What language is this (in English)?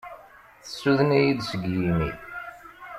Kabyle